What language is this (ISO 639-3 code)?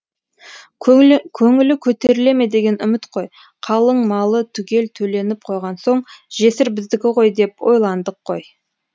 kaz